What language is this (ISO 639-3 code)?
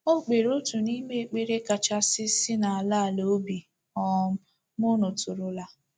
ibo